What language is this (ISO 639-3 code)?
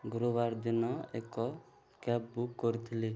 ori